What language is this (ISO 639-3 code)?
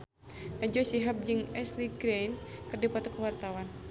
sun